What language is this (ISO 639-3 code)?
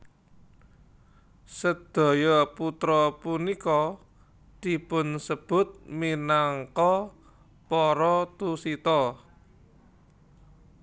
jav